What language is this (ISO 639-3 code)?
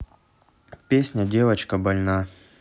rus